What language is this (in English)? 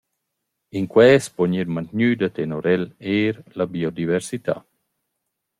Romansh